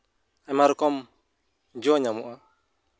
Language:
Santali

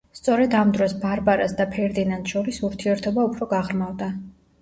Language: Georgian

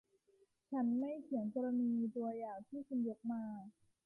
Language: Thai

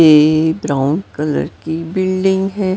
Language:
Hindi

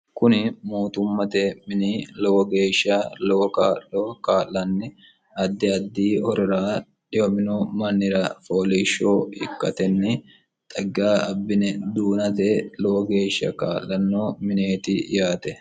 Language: Sidamo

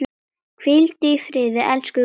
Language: Icelandic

